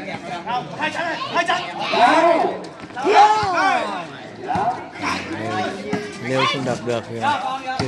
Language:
Vietnamese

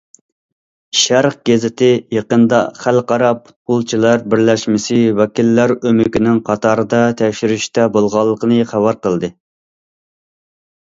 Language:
Uyghur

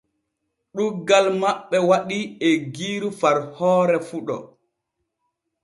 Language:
Borgu Fulfulde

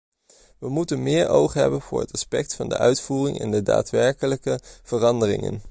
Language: Dutch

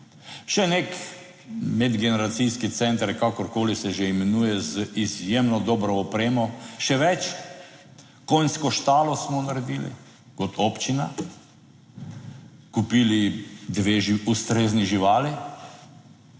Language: Slovenian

